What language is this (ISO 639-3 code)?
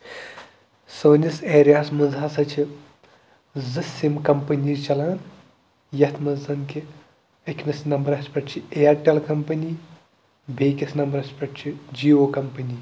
kas